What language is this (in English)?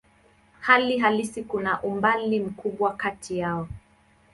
Swahili